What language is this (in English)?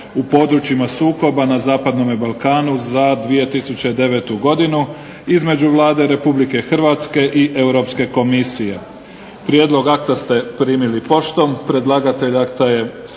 Croatian